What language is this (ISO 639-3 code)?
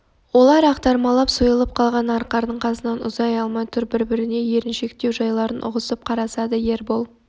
kaz